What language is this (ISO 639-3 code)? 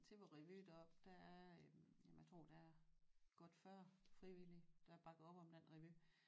dan